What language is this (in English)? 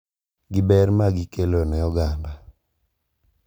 Luo (Kenya and Tanzania)